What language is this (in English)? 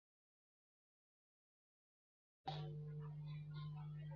Chinese